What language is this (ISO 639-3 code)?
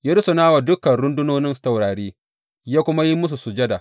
hau